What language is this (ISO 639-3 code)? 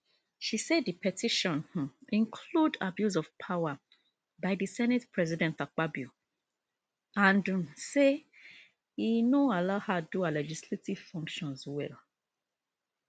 pcm